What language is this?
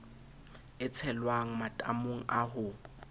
Southern Sotho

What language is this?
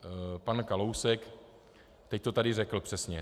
Czech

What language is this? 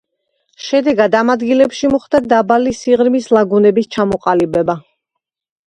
Georgian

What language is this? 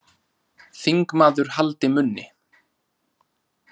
Icelandic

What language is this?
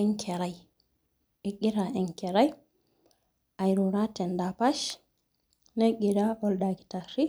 Masai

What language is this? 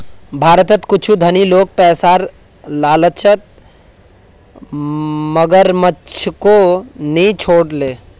Magahi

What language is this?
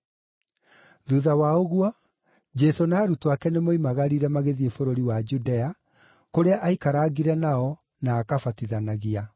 Kikuyu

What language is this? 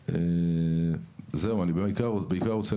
Hebrew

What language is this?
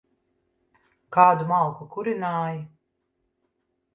Latvian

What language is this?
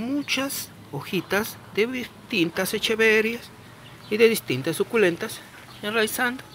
Spanish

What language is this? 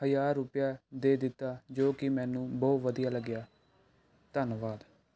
Punjabi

